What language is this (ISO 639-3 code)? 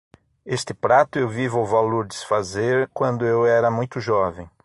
por